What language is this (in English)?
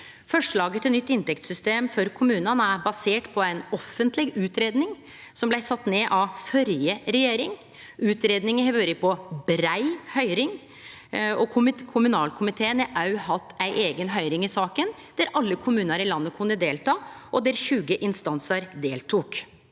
Norwegian